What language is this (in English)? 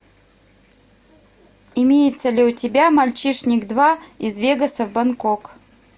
Russian